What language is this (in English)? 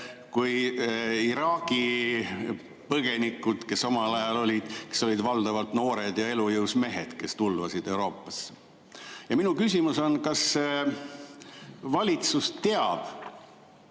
Estonian